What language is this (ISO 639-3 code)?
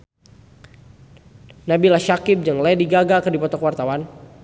sun